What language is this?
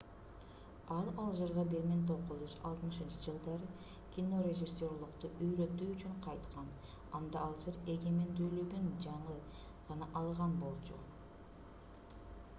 Kyrgyz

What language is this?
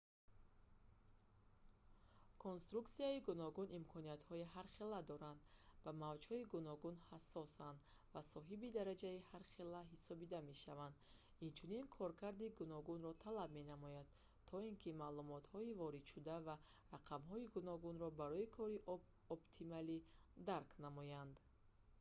Tajik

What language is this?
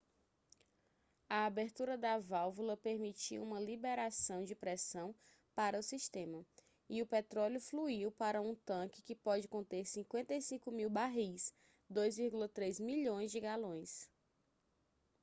Portuguese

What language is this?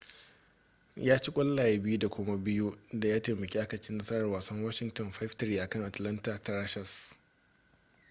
Hausa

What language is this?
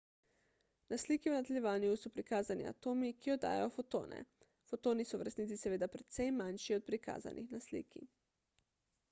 Slovenian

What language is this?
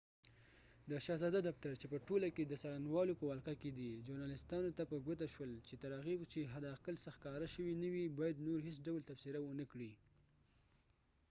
Pashto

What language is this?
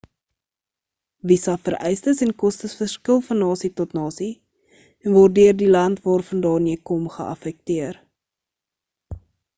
Afrikaans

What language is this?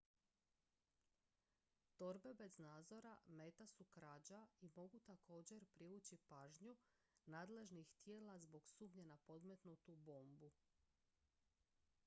Croatian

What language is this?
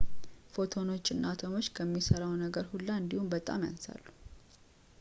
Amharic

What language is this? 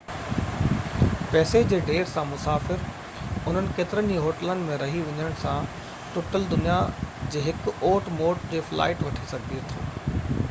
Sindhi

